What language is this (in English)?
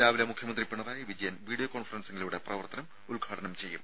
Malayalam